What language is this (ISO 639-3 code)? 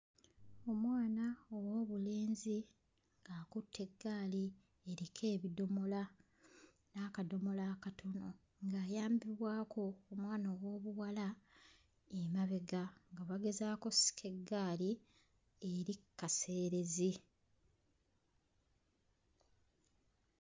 lug